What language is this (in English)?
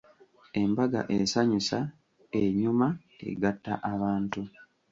Ganda